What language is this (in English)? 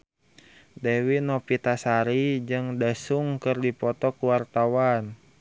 Sundanese